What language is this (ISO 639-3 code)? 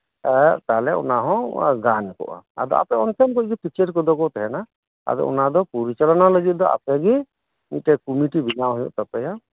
sat